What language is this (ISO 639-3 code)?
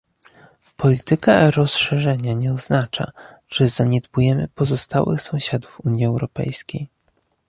pol